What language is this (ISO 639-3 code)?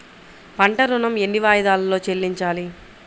tel